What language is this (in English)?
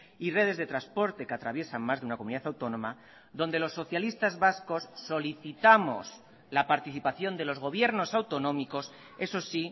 Spanish